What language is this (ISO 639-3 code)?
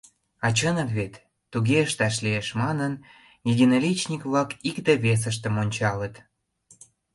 chm